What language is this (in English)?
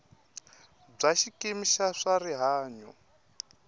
Tsonga